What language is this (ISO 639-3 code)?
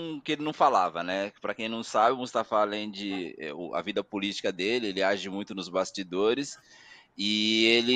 por